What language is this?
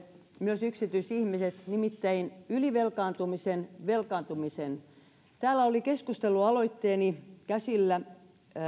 Finnish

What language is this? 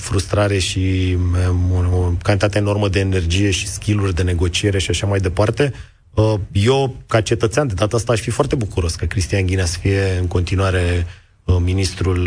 Romanian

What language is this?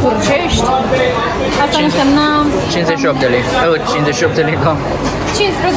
Romanian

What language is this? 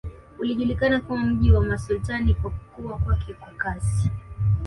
Swahili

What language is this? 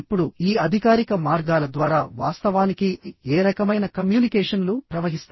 Telugu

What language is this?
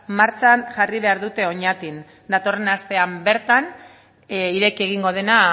Basque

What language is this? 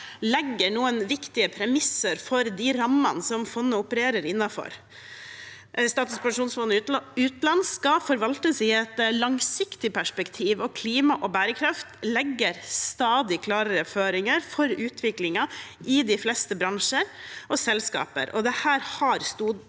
Norwegian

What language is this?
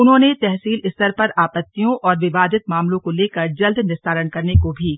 Hindi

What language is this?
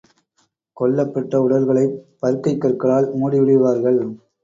Tamil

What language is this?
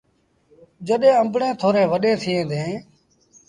Sindhi Bhil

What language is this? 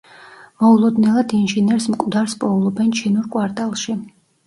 Georgian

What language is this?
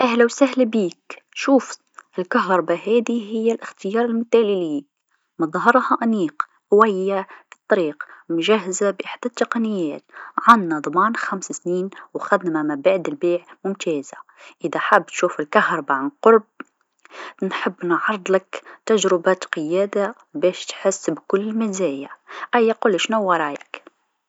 Tunisian Arabic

